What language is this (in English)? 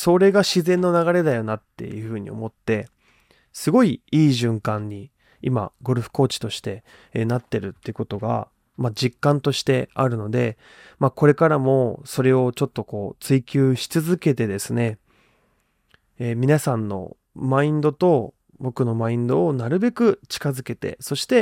Japanese